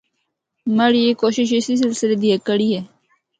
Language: Northern Hindko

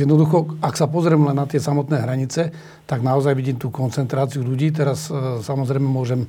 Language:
Slovak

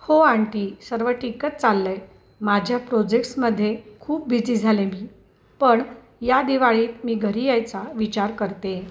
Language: Marathi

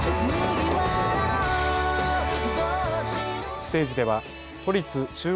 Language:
Japanese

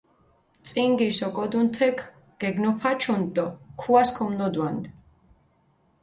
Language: Mingrelian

